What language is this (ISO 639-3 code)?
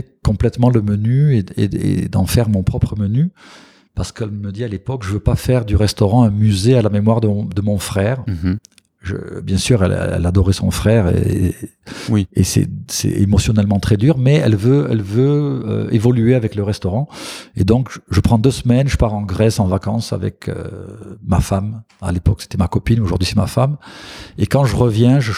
fra